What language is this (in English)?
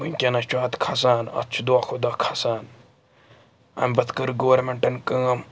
Kashmiri